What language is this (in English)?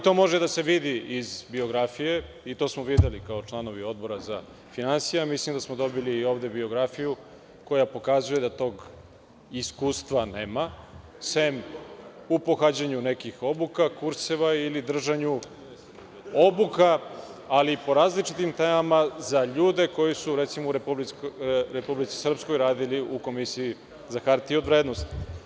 Serbian